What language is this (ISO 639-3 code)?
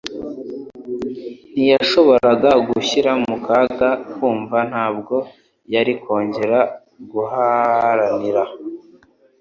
kin